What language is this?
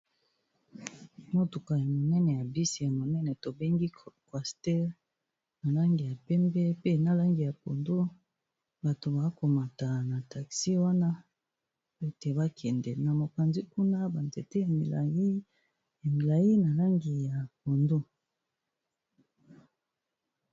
Lingala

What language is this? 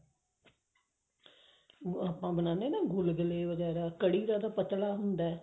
Punjabi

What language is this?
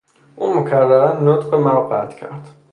Persian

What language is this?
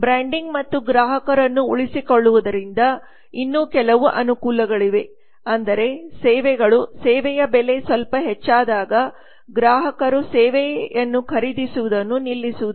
Kannada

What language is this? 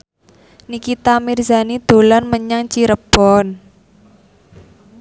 Javanese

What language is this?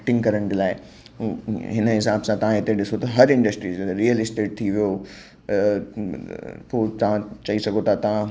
Sindhi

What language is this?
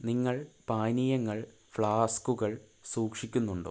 Malayalam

